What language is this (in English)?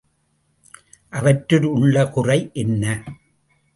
Tamil